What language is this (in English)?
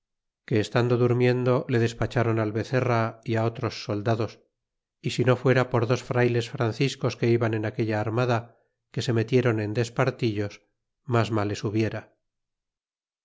Spanish